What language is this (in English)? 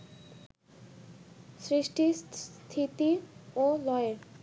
Bangla